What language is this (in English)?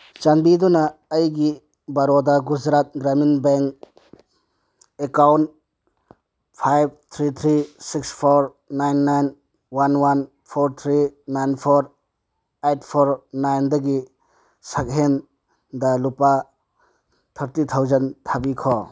Manipuri